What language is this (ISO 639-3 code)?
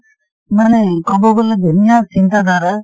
asm